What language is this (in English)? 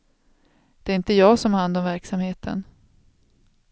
Swedish